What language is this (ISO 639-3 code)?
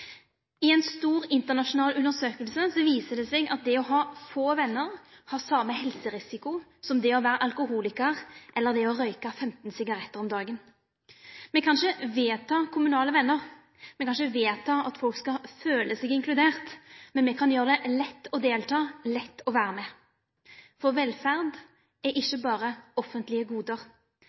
nno